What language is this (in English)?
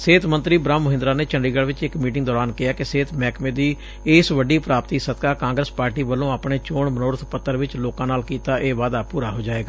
Punjabi